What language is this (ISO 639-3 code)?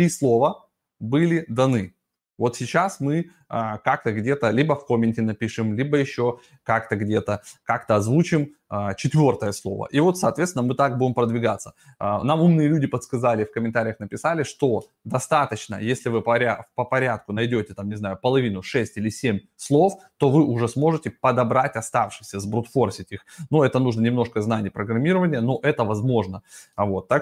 rus